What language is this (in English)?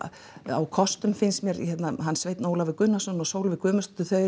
Icelandic